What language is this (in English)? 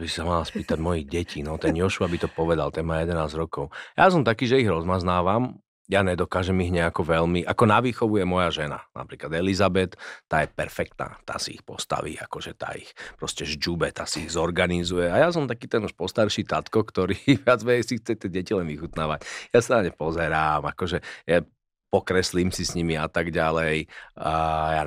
Slovak